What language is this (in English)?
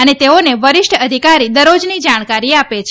Gujarati